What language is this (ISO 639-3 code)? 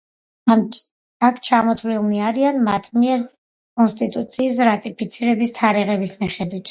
kat